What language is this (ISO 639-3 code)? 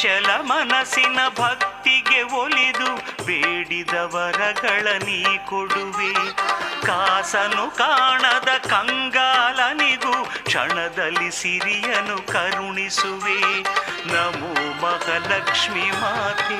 kan